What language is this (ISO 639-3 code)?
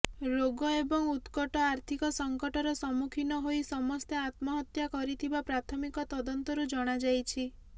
ori